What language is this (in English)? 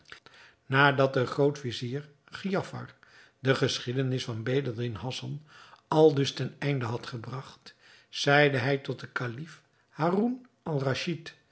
Dutch